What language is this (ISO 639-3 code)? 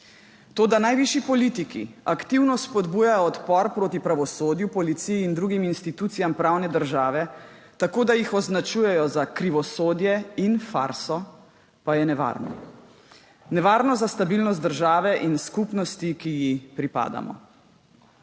slv